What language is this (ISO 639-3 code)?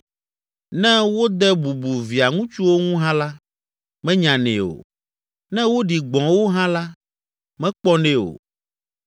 ewe